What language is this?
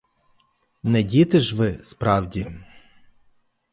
Ukrainian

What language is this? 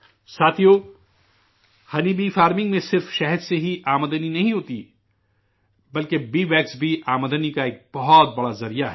Urdu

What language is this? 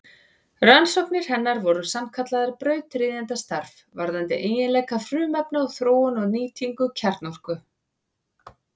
Icelandic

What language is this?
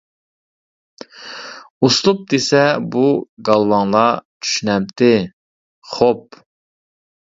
Uyghur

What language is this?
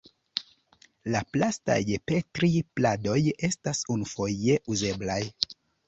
Esperanto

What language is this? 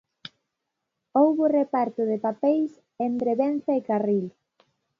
Galician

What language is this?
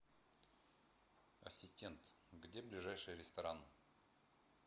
Russian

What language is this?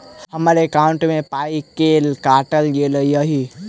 Maithili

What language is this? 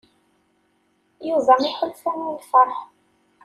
Kabyle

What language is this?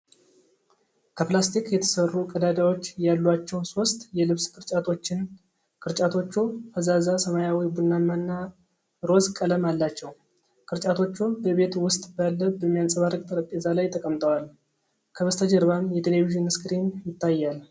Amharic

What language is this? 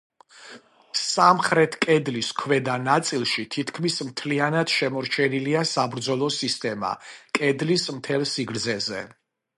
Georgian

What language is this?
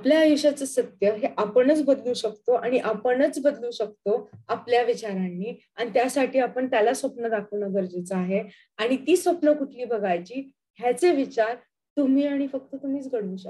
Marathi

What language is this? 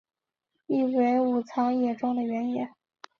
Chinese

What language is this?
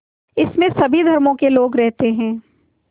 Hindi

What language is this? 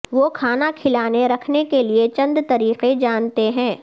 Urdu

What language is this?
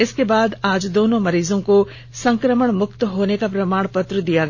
Hindi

